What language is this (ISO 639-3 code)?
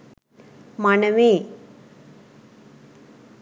sin